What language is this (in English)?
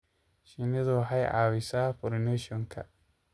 Somali